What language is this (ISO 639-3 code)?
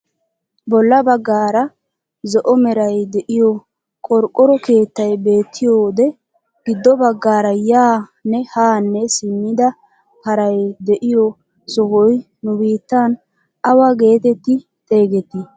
wal